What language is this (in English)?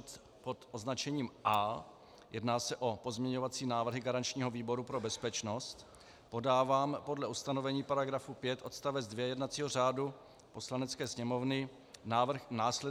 Czech